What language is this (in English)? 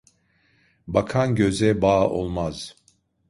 Turkish